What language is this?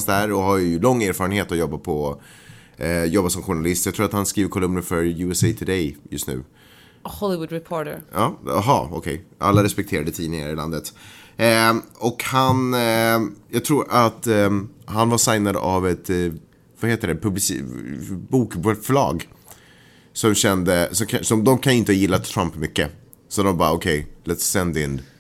Swedish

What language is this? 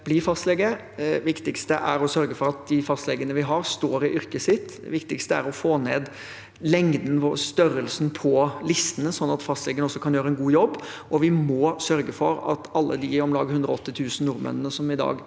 Norwegian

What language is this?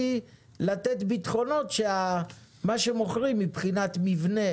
Hebrew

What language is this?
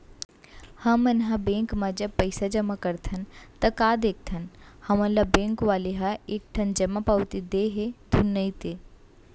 Chhattisgarhi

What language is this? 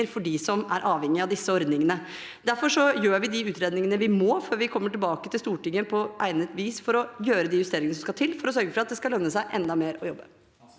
Norwegian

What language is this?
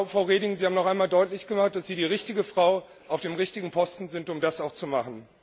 German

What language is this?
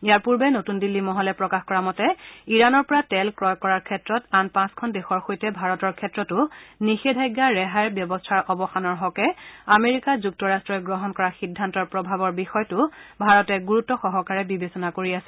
Assamese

